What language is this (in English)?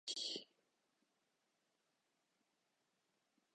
Japanese